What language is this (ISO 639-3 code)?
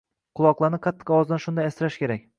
uzb